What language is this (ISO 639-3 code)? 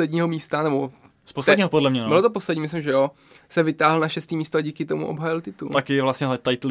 ces